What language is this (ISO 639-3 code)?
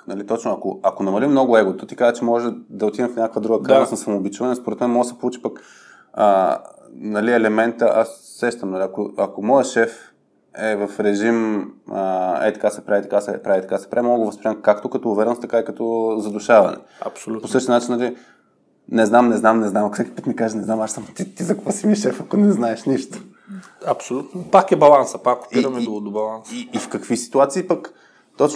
bul